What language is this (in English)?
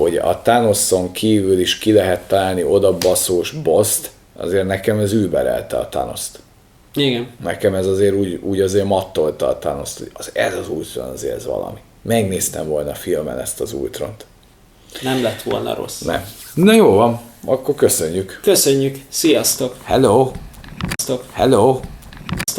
Hungarian